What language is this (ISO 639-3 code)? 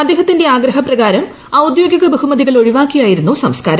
mal